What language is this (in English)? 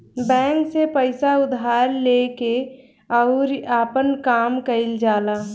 Bhojpuri